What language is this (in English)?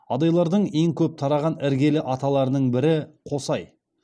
Kazakh